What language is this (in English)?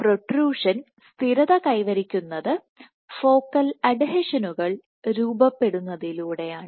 Malayalam